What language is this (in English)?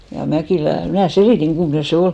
Finnish